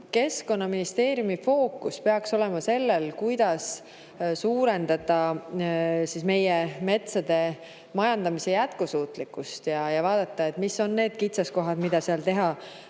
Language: Estonian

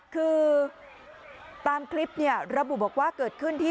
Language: Thai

